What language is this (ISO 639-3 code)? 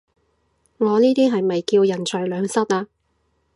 yue